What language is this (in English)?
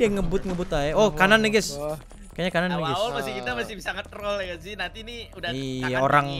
Indonesian